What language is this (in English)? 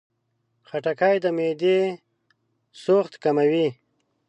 Pashto